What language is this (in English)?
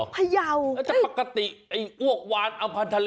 Thai